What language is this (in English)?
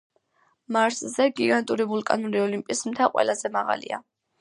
Georgian